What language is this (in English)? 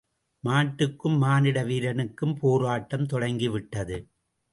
Tamil